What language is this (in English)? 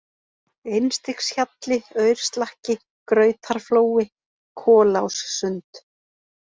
Icelandic